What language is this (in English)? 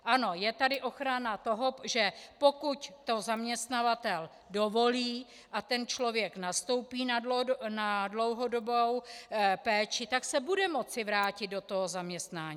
Czech